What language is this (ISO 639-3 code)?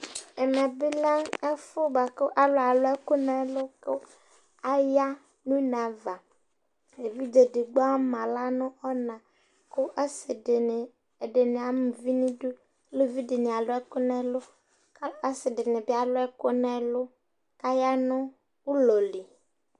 kpo